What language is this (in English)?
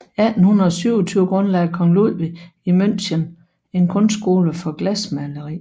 Danish